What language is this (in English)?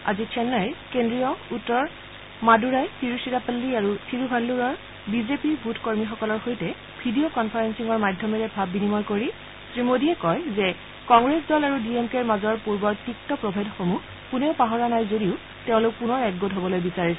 Assamese